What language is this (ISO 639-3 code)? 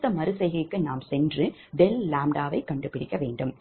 tam